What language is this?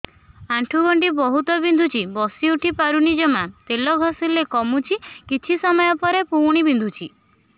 Odia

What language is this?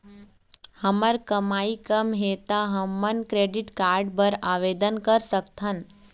Chhattisgarhi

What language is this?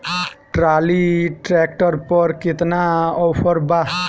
Bhojpuri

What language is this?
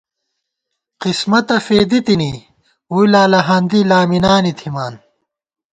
Gawar-Bati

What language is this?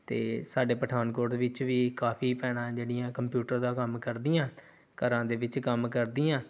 Punjabi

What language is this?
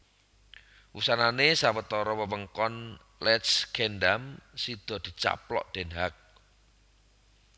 Javanese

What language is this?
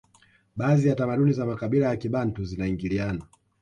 Swahili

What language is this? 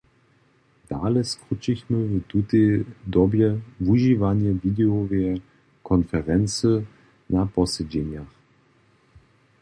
Upper Sorbian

